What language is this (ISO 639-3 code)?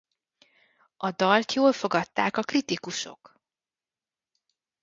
hun